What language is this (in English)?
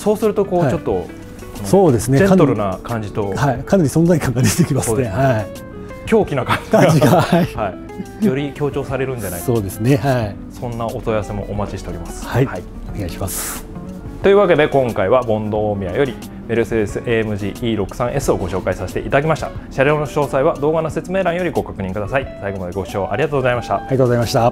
Japanese